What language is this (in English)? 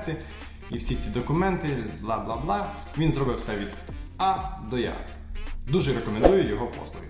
Ukrainian